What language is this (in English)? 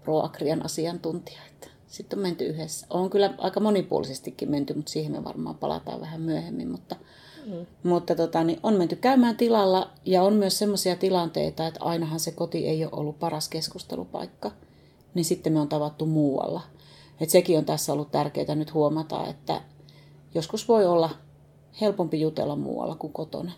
Finnish